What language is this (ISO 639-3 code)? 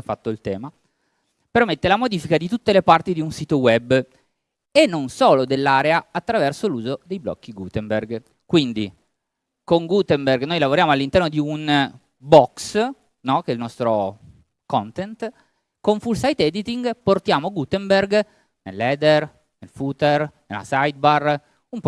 ita